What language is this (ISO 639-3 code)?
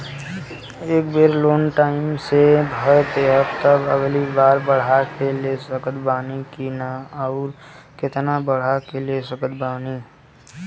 bho